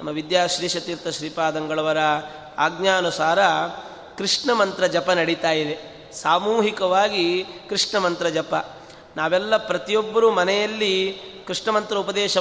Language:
Kannada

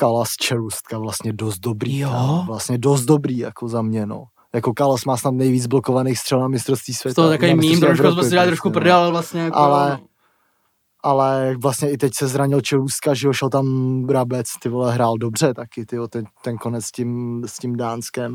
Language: Czech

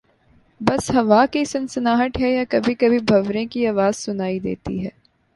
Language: Urdu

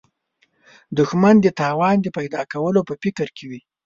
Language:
Pashto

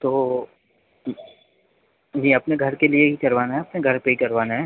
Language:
Hindi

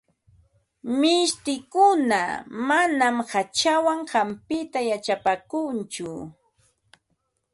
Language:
Ambo-Pasco Quechua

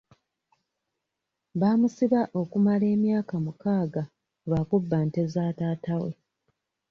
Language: Ganda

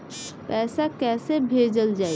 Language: Bhojpuri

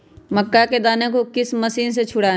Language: Magahi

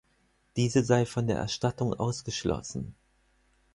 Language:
German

